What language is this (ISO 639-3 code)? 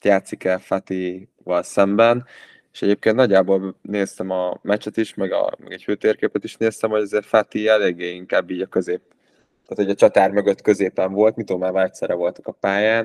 hun